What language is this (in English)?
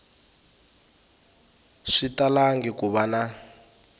Tsonga